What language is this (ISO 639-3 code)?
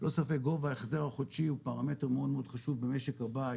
heb